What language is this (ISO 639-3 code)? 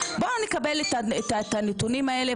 heb